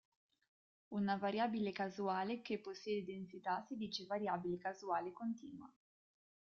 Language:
Italian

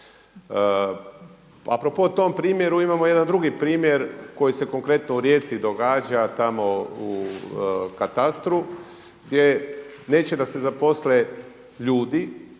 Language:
Croatian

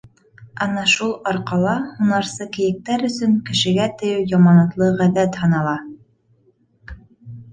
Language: Bashkir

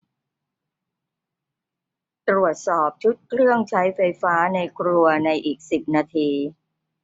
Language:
Thai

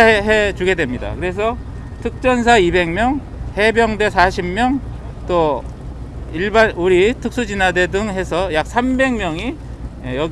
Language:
Korean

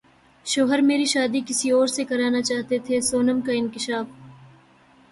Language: Urdu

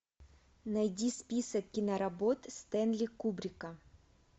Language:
Russian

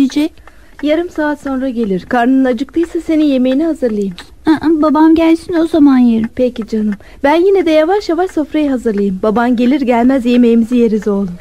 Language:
Turkish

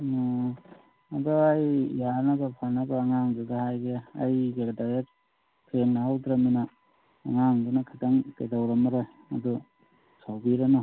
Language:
Manipuri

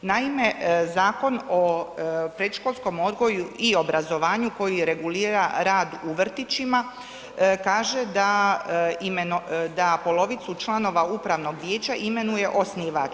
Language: Croatian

